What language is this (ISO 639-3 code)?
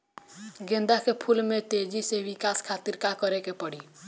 bho